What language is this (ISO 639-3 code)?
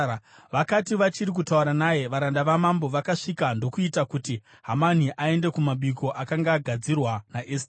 sna